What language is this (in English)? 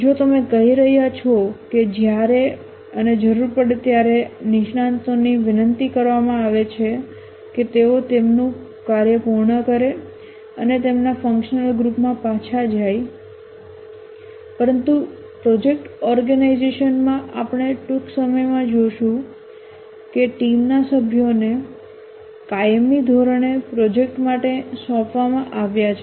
Gujarati